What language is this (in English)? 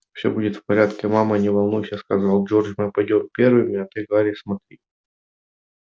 Russian